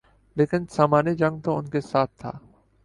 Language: Urdu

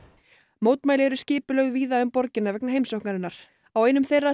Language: Icelandic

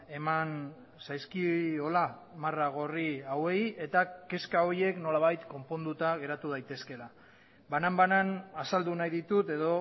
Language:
Basque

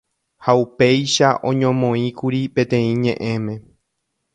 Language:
Guarani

